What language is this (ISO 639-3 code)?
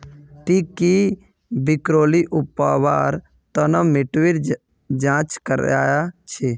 mag